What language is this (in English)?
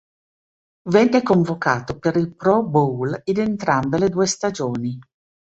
Italian